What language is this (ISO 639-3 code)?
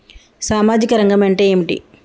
tel